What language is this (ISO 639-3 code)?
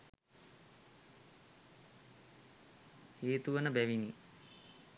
sin